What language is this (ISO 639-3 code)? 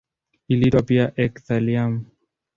swa